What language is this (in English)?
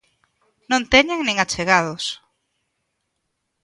Galician